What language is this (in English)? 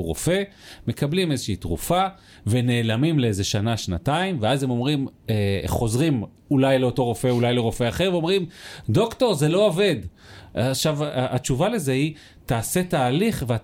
Hebrew